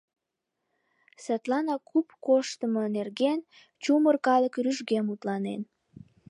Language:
Mari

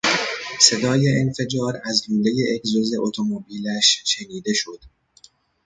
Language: Persian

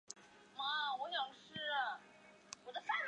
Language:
Chinese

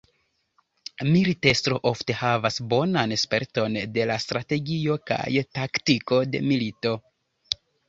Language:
Esperanto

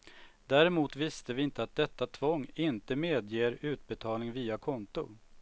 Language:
Swedish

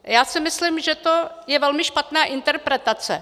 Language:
Czech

